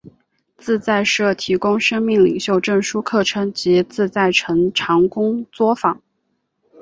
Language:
Chinese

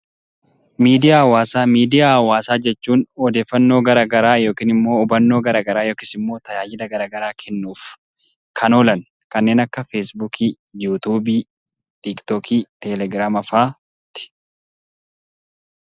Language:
Oromo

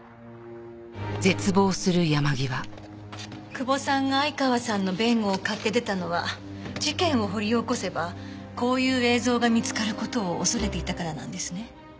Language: Japanese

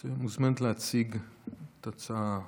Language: Hebrew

